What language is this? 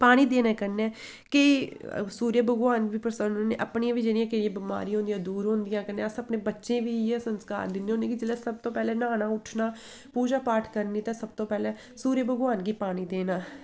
Dogri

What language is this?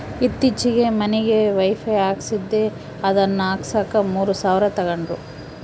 Kannada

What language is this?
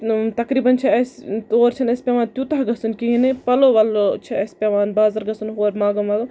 Kashmiri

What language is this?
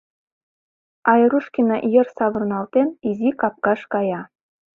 Mari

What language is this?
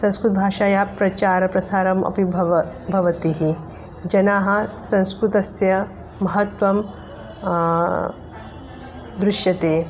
Sanskrit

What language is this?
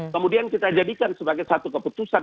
Indonesian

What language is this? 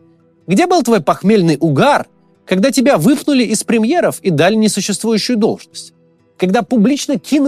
Russian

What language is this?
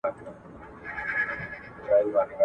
Pashto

